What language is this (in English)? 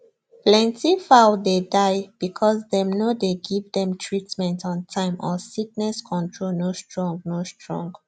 Nigerian Pidgin